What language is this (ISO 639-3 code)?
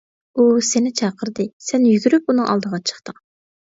uig